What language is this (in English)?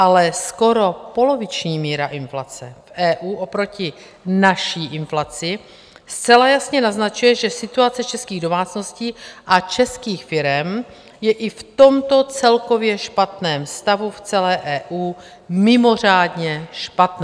Czech